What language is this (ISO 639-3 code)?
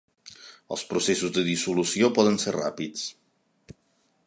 cat